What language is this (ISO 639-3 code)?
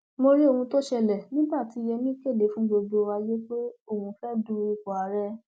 yor